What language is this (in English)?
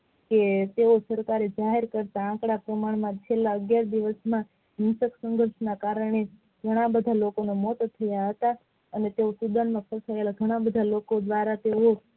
Gujarati